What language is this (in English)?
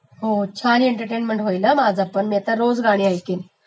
Marathi